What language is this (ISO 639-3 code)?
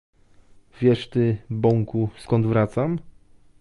pol